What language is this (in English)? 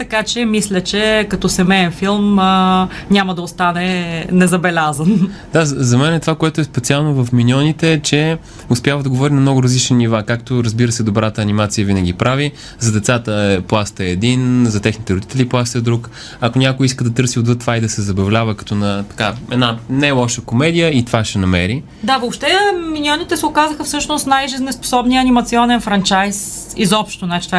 Bulgarian